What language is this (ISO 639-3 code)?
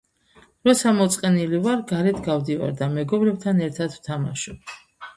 kat